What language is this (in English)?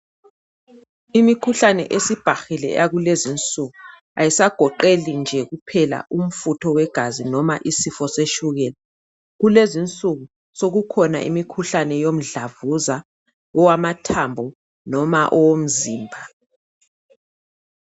North Ndebele